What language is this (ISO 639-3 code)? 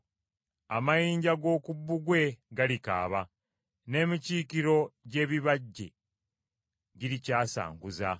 lug